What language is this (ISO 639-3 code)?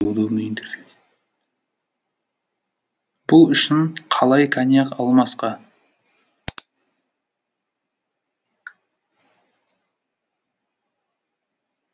kaz